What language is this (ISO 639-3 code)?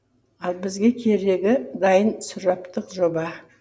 kaz